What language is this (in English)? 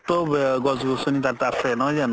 Assamese